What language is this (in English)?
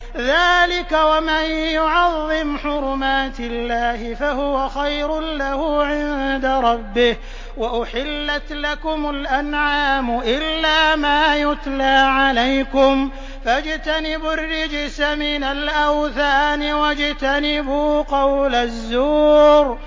Arabic